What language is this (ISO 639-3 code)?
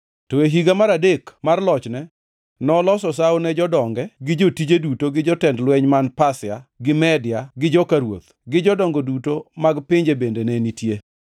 luo